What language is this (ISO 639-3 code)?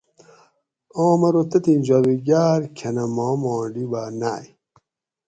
gwc